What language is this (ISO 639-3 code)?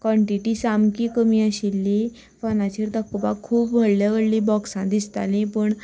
kok